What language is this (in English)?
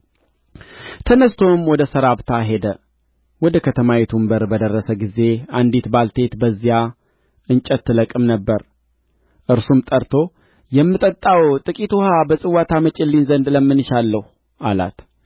Amharic